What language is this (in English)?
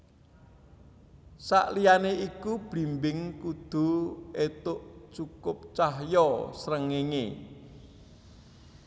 Javanese